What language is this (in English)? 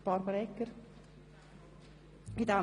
Swiss German